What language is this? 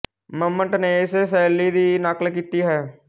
Punjabi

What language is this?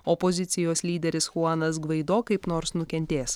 Lithuanian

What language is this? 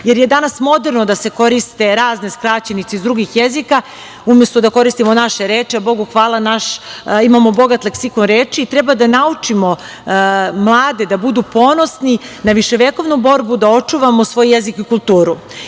Serbian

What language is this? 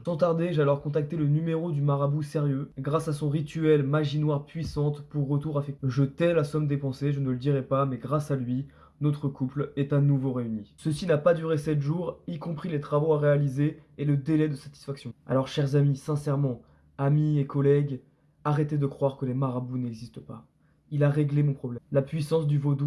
French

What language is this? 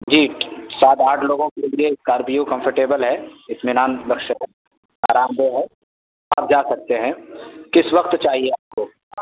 Urdu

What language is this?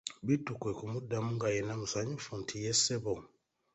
Ganda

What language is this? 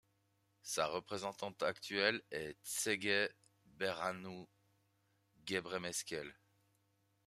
French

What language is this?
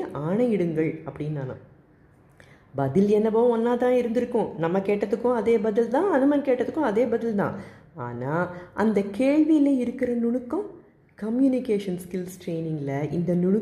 Tamil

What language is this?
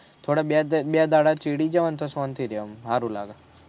Gujarati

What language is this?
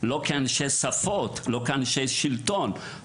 Hebrew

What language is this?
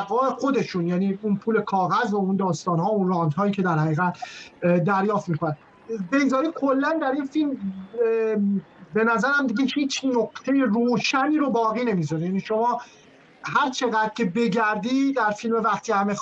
Persian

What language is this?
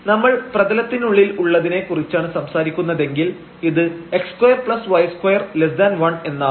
Malayalam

